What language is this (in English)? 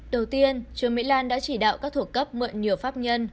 Vietnamese